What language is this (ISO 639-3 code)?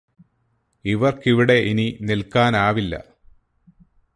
mal